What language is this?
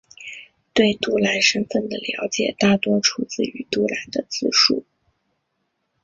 Chinese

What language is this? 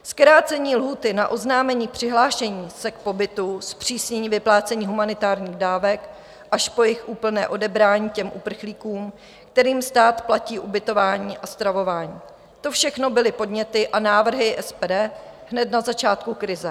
Czech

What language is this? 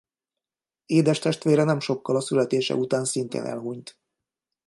Hungarian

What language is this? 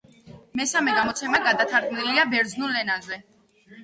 Georgian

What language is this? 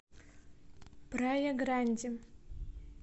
Russian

